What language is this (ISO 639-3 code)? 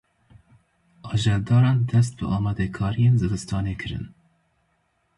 kur